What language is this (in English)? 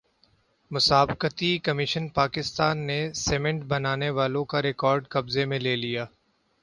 Urdu